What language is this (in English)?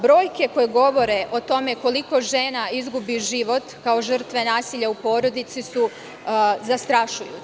Serbian